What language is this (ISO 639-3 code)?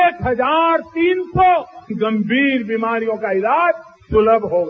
hin